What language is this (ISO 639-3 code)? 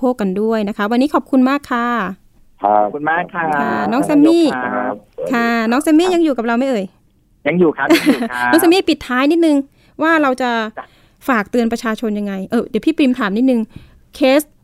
tha